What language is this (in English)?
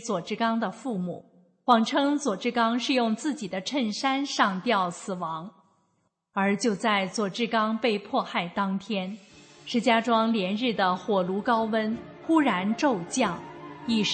Chinese